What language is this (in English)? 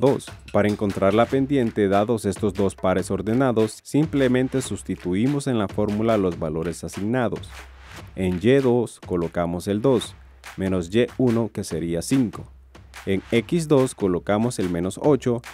Spanish